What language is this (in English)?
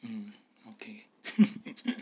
English